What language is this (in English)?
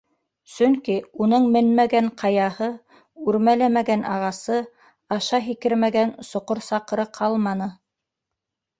Bashkir